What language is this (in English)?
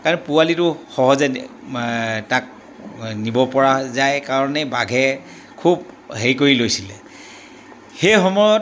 Assamese